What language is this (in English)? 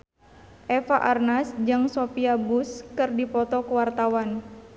Sundanese